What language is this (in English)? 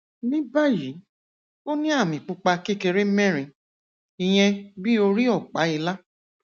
Yoruba